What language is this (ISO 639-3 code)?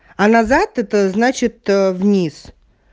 rus